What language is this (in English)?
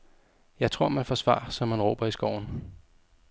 Danish